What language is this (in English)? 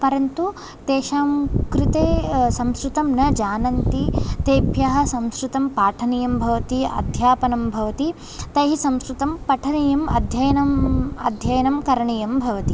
Sanskrit